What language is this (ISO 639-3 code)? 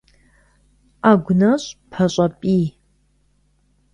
kbd